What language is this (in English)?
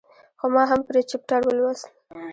Pashto